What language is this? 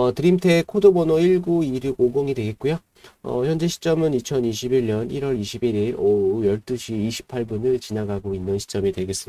Korean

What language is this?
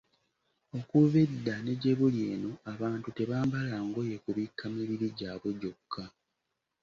Ganda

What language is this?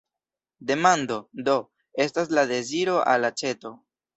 Esperanto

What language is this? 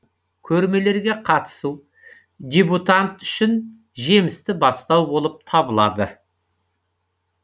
Kazakh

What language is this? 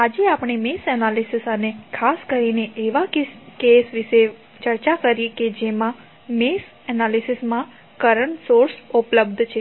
Gujarati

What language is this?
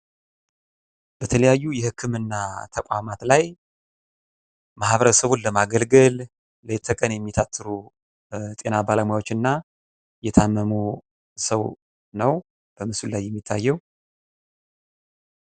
Amharic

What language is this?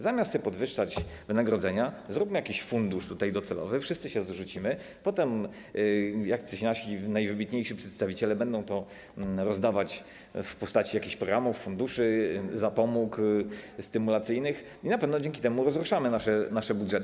Polish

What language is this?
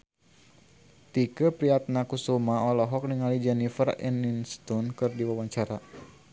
Sundanese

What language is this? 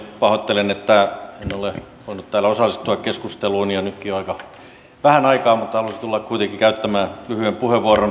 Finnish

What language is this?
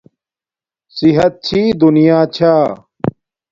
Domaaki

